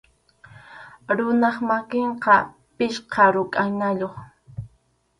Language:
Arequipa-La Unión Quechua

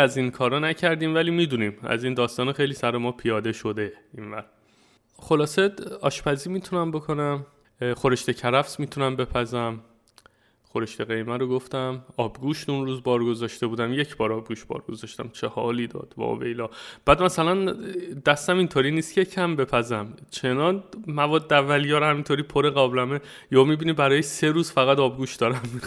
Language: Persian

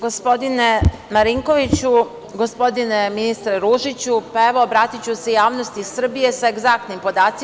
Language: Serbian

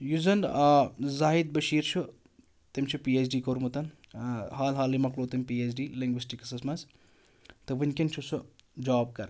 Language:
Kashmiri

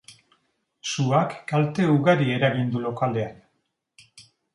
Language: Basque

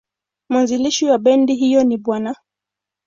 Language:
Swahili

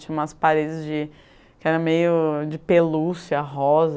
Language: Portuguese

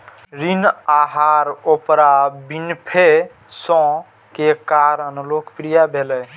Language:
Maithili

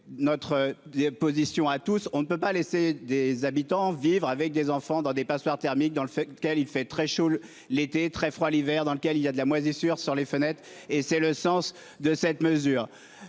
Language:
French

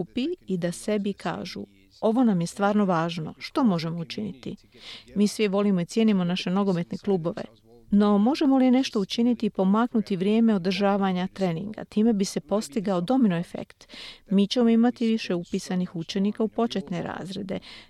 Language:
Croatian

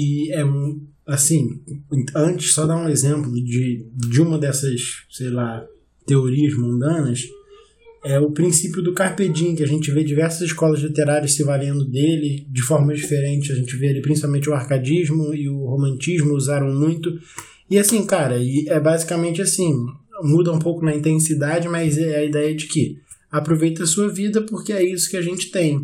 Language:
Portuguese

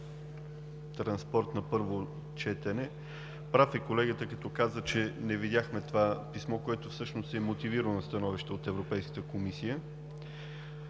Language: Bulgarian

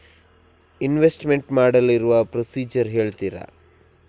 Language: Kannada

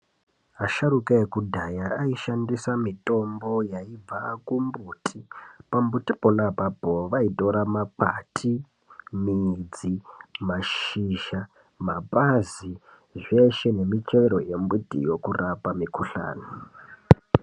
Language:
Ndau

